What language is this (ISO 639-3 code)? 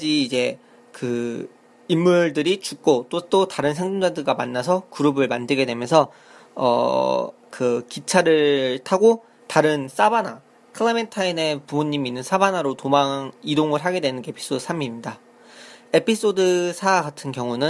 kor